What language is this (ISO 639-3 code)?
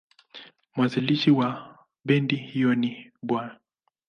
swa